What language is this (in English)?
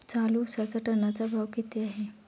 Marathi